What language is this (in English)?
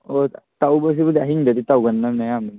Manipuri